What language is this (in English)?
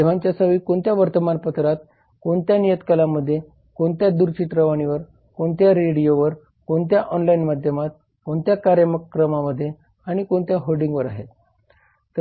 Marathi